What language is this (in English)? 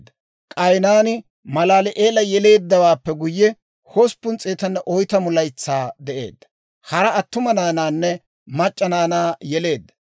Dawro